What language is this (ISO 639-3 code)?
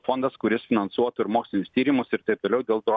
lit